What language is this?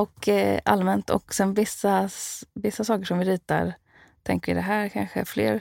Swedish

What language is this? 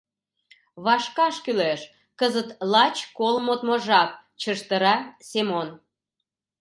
Mari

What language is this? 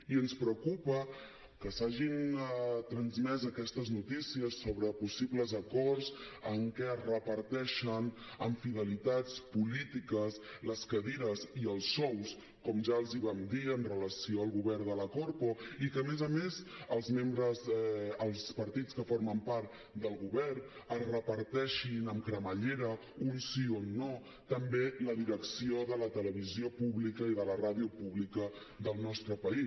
Catalan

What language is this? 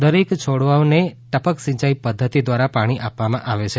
Gujarati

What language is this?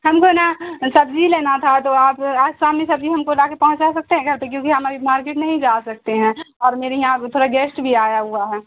Urdu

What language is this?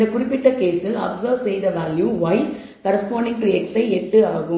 Tamil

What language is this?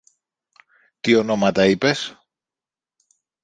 Greek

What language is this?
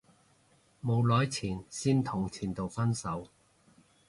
Cantonese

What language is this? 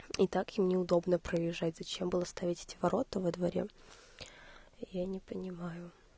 Russian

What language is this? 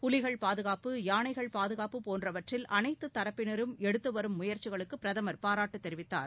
Tamil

